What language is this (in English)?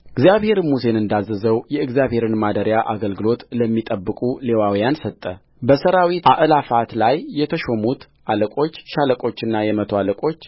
Amharic